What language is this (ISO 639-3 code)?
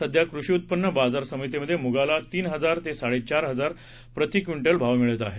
mar